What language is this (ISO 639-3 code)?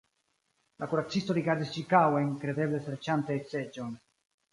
epo